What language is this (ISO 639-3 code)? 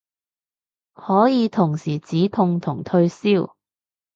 yue